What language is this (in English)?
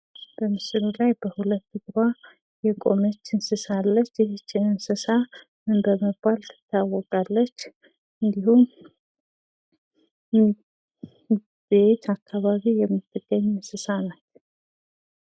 Amharic